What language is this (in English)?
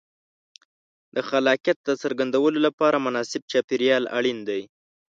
Pashto